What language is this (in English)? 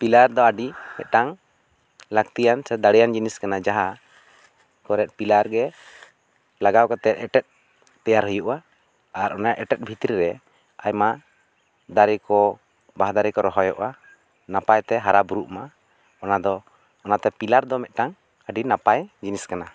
Santali